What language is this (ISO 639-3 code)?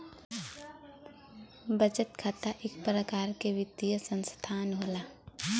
bho